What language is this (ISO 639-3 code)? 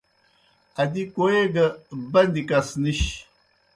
plk